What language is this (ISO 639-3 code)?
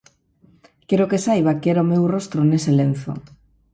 glg